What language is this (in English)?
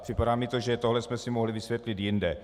Czech